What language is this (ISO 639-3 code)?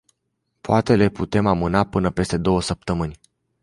ron